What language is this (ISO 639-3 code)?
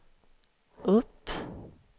swe